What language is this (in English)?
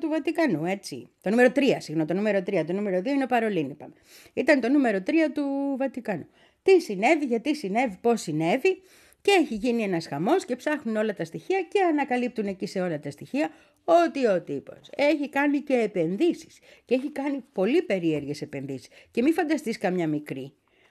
Greek